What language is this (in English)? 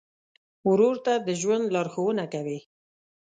Pashto